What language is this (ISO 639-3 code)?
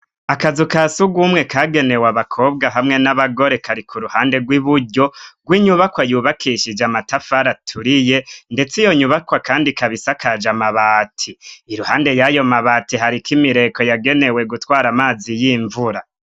run